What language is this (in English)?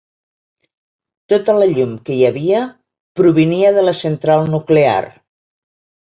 Catalan